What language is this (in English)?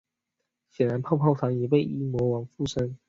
Chinese